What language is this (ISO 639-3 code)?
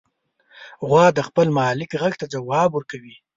pus